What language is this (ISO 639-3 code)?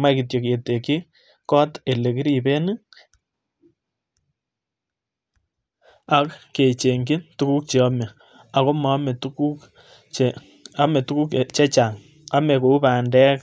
kln